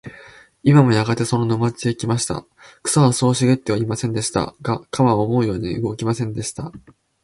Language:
Japanese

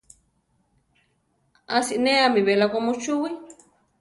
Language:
Central Tarahumara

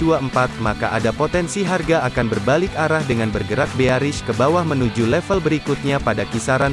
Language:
Indonesian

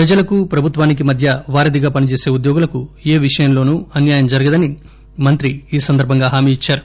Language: Telugu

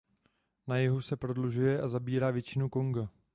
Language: Czech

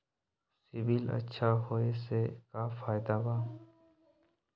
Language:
Magahi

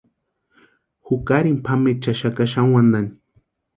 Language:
Western Highland Purepecha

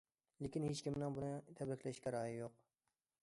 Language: Uyghur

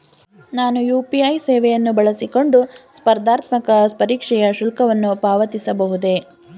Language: Kannada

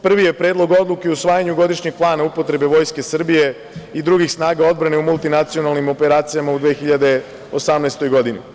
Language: Serbian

